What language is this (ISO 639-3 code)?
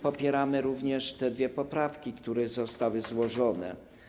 pol